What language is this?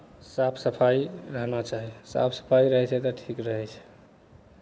Maithili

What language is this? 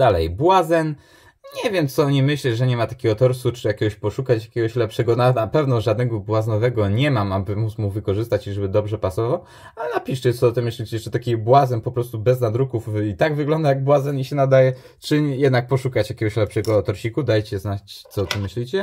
Polish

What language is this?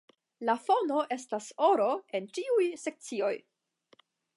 Esperanto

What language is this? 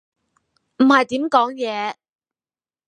Cantonese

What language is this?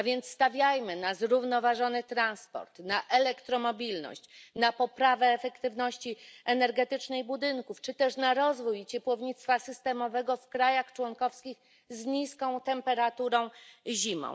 Polish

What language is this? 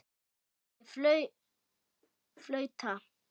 Icelandic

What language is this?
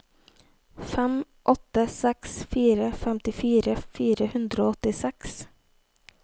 Norwegian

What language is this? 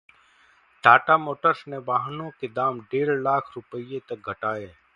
Hindi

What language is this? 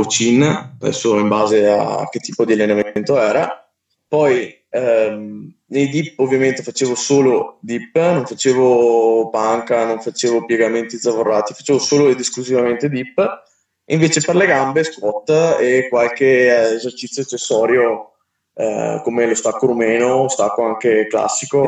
Italian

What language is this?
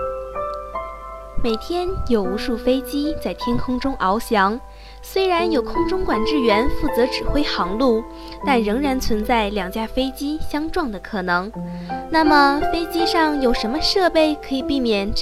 Chinese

